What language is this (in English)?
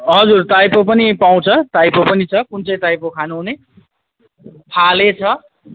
Nepali